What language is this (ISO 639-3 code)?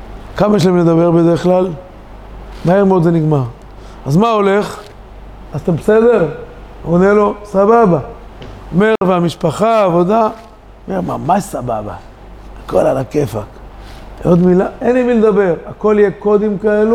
heb